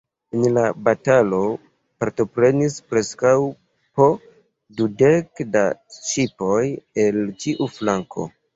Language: Esperanto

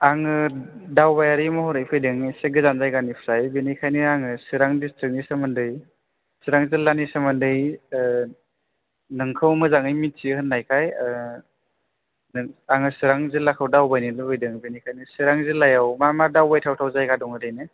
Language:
Bodo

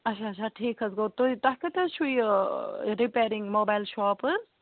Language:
Kashmiri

